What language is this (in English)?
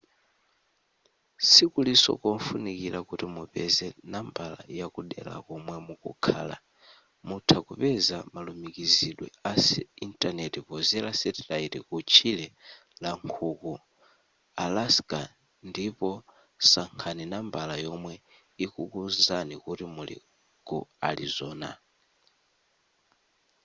Nyanja